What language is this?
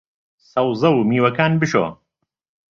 Central Kurdish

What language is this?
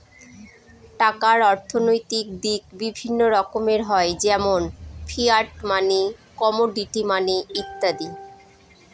Bangla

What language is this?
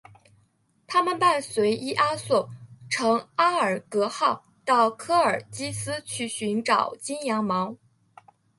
Chinese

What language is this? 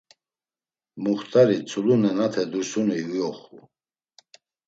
Laz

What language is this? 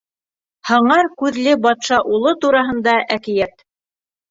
Bashkir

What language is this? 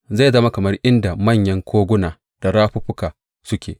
Hausa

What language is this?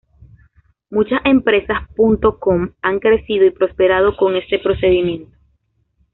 Spanish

